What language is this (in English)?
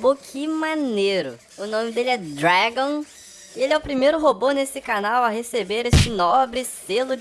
Portuguese